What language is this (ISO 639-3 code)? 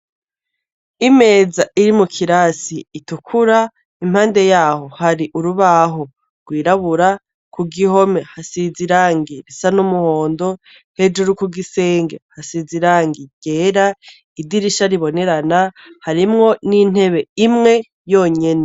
run